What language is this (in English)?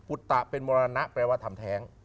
Thai